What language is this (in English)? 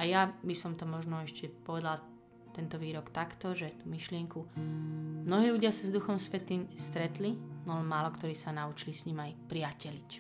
Slovak